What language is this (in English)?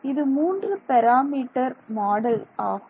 Tamil